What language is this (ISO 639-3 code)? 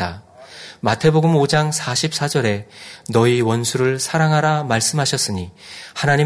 kor